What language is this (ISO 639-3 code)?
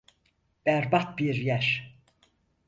tur